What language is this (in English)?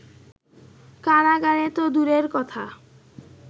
Bangla